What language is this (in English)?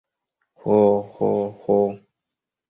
Esperanto